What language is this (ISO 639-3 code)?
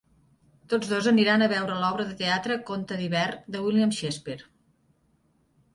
cat